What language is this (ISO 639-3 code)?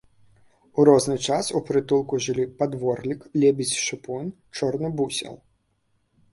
bel